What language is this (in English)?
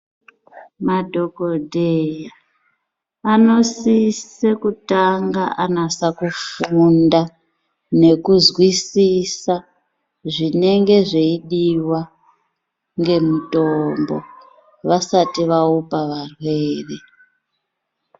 Ndau